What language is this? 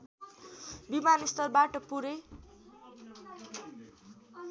Nepali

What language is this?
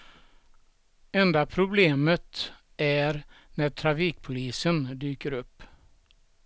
Swedish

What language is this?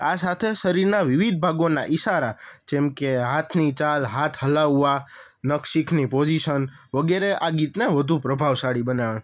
Gujarati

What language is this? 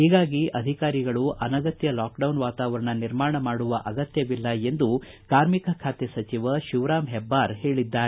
Kannada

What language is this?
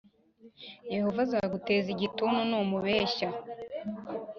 Kinyarwanda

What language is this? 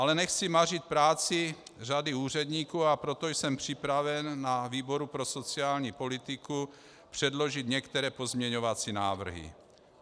Czech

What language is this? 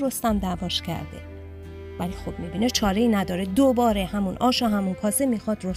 Persian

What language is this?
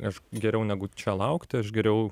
Lithuanian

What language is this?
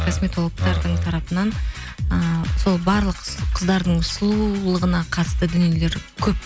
Kazakh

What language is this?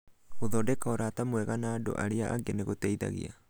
Kikuyu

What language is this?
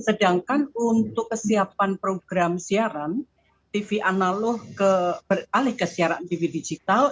Indonesian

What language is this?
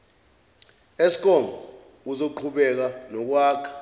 Zulu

